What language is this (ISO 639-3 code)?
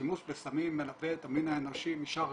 heb